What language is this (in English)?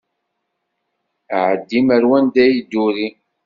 Kabyle